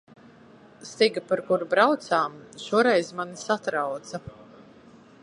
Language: Latvian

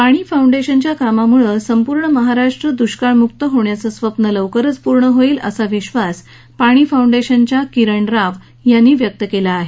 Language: Marathi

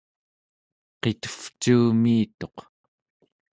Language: Central Yupik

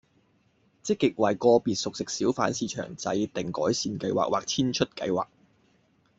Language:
Cantonese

